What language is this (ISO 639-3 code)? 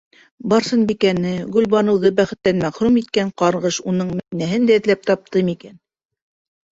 bak